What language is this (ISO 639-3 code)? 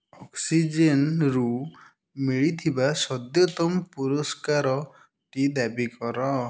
ori